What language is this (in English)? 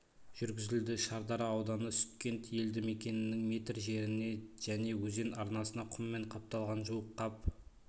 Kazakh